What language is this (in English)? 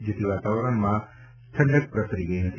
Gujarati